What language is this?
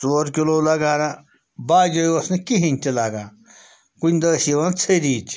Kashmiri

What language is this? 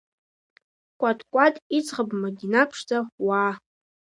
Abkhazian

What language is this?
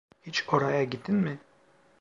Turkish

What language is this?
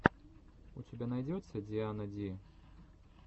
Russian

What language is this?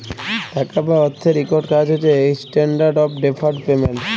Bangla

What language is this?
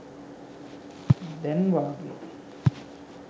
Sinhala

